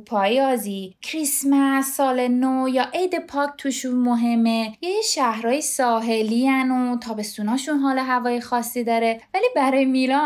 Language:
Persian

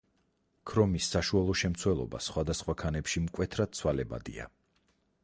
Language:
Georgian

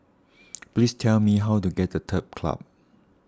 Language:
English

